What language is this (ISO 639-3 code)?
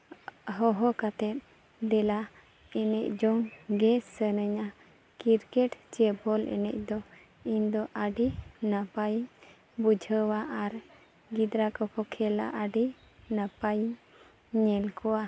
sat